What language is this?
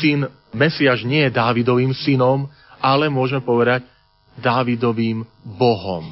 Slovak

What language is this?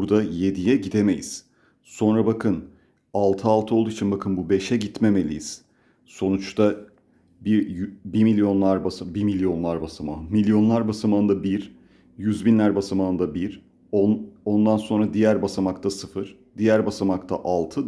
Turkish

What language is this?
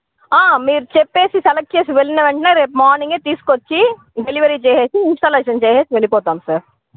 Telugu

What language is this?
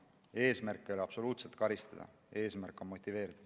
Estonian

